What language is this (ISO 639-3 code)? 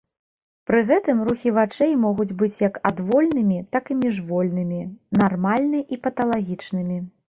bel